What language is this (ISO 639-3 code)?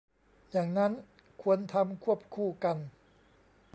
tha